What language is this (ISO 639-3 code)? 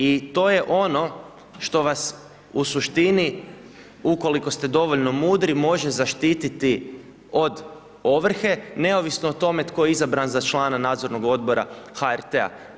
hrv